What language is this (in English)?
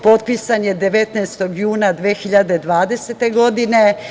Serbian